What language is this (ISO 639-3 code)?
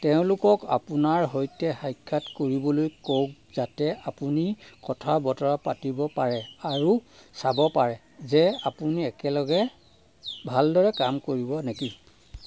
asm